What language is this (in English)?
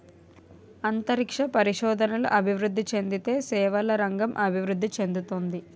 Telugu